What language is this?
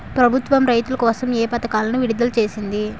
Telugu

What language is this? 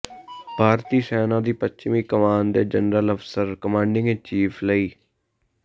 Punjabi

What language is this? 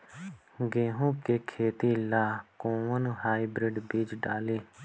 Bhojpuri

